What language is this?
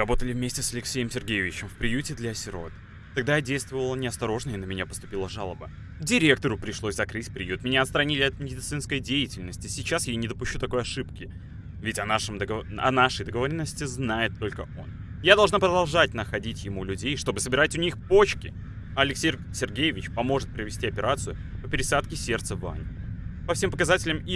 Russian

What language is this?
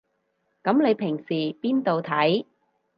Cantonese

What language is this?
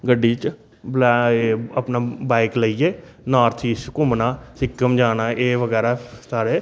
Dogri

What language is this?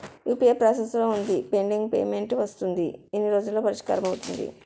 Telugu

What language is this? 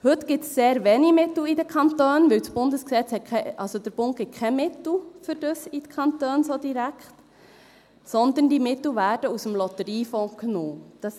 Swiss German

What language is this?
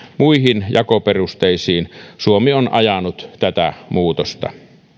Finnish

